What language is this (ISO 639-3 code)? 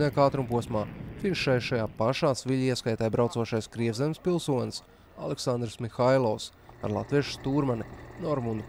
lav